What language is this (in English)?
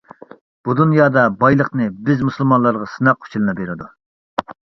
Uyghur